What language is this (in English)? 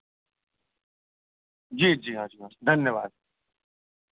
Maithili